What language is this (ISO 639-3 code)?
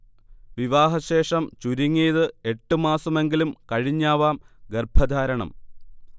mal